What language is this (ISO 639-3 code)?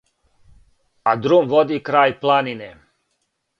srp